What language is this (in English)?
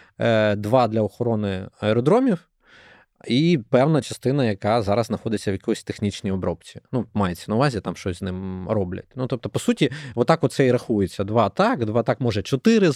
Ukrainian